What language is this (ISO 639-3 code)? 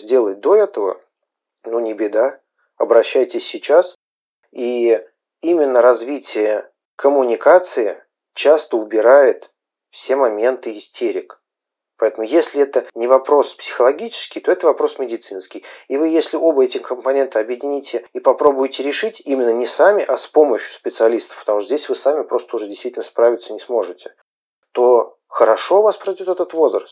rus